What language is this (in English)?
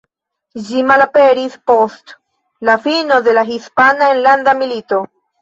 Esperanto